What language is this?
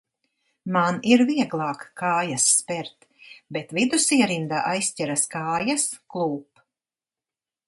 Latvian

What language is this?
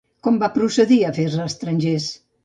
Catalan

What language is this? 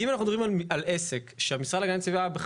Hebrew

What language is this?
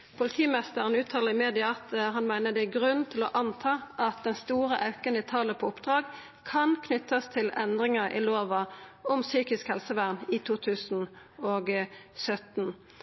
Norwegian Nynorsk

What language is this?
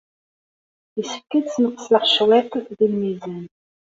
Kabyle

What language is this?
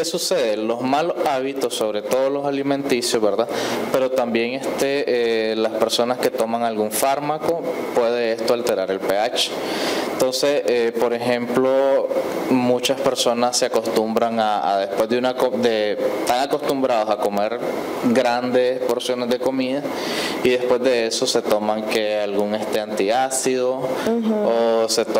Spanish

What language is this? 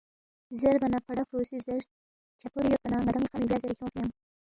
Balti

